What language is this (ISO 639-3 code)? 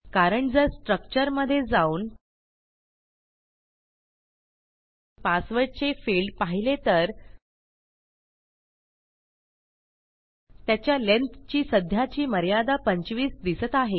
mar